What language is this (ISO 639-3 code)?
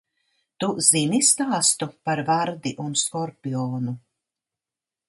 lav